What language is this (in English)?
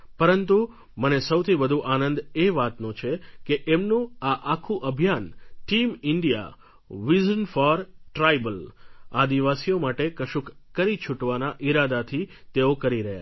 Gujarati